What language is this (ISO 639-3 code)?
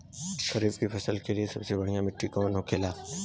bho